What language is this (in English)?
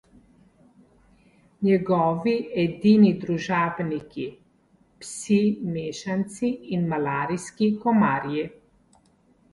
Slovenian